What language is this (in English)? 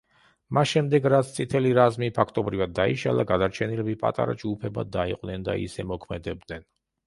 Georgian